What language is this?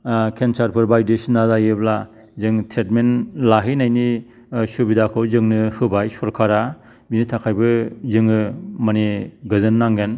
Bodo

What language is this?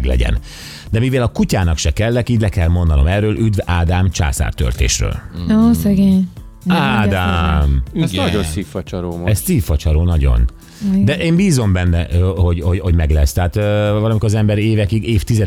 Hungarian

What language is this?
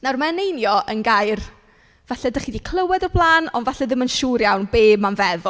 Welsh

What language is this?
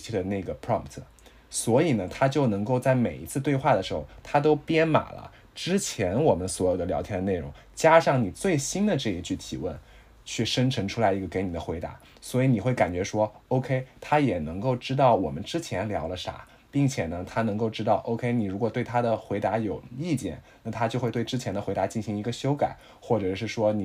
Chinese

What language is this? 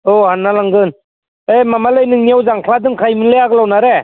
Bodo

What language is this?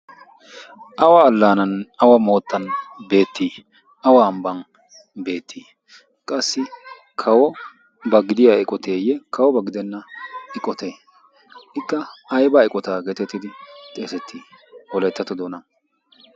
Wolaytta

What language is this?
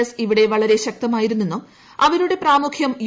Malayalam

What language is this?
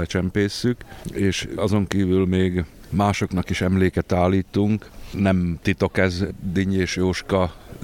Hungarian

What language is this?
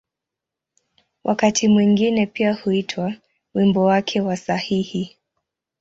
Swahili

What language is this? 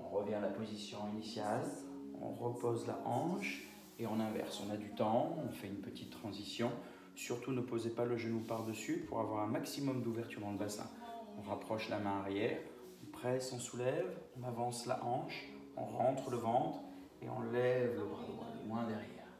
French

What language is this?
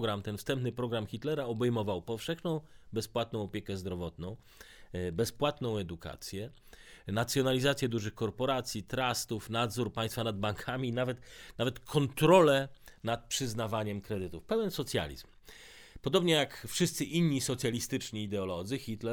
Polish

